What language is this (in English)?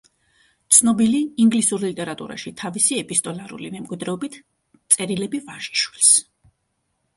Georgian